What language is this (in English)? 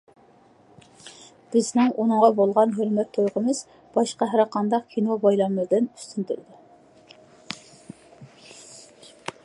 Uyghur